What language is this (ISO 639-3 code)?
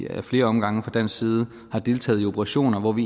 dan